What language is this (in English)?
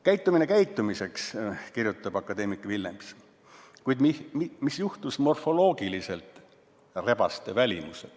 Estonian